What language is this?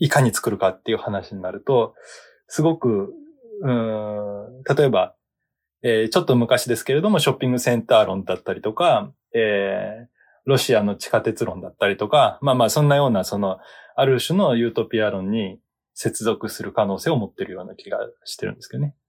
Japanese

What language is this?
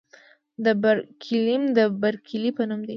Pashto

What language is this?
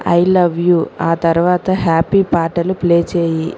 Telugu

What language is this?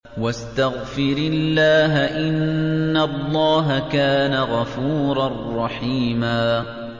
Arabic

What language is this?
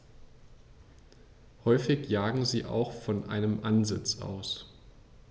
German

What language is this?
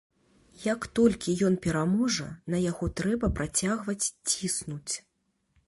Belarusian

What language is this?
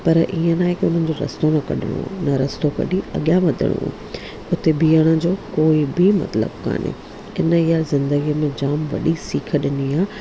Sindhi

